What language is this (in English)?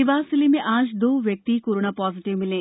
Hindi